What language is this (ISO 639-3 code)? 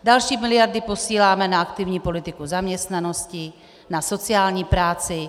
ces